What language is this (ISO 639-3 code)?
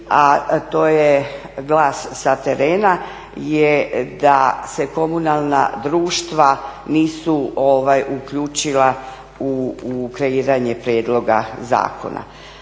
hrv